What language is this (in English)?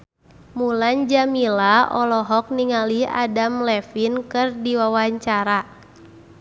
Sundanese